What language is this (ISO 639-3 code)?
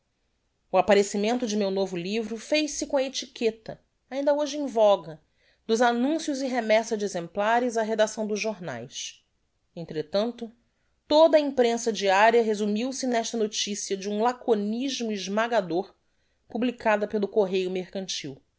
por